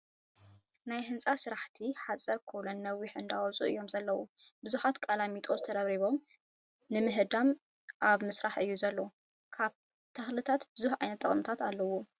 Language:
Tigrinya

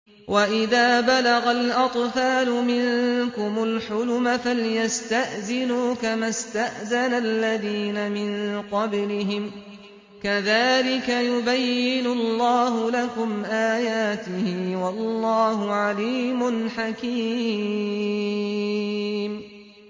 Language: Arabic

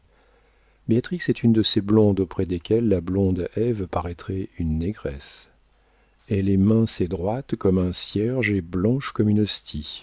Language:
French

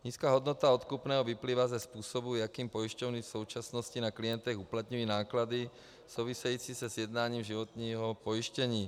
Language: Czech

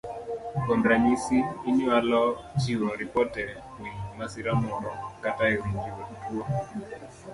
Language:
Luo (Kenya and Tanzania)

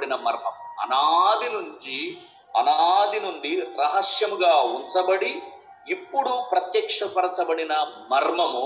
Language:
Telugu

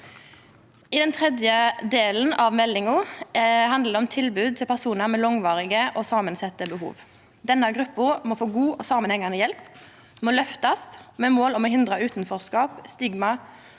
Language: Norwegian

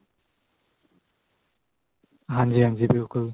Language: Punjabi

